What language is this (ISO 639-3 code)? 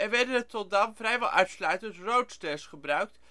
nld